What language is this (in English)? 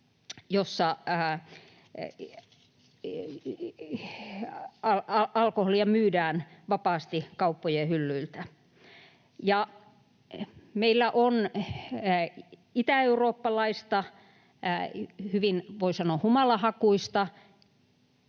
Finnish